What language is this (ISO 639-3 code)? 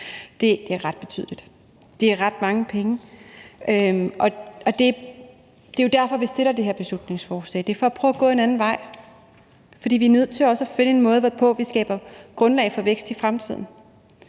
dan